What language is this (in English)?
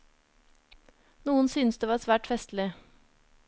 Norwegian